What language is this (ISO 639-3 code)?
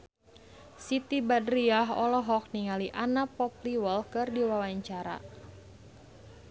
sun